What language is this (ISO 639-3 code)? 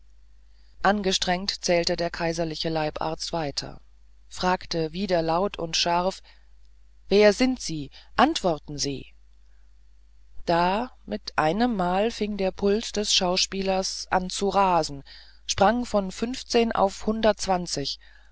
deu